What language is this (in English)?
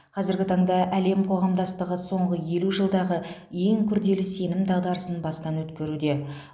Kazakh